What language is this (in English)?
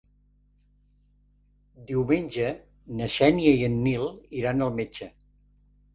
Catalan